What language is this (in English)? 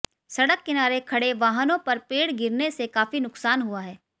Hindi